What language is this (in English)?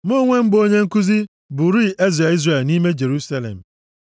Igbo